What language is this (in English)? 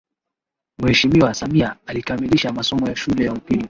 Swahili